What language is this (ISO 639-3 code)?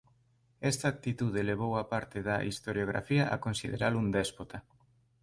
glg